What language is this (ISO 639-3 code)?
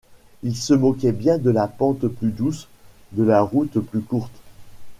fra